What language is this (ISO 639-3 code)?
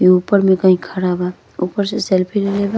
bho